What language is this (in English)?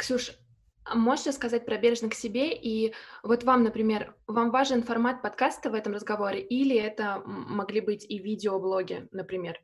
Russian